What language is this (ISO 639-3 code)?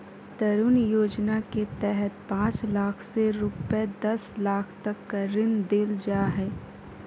mag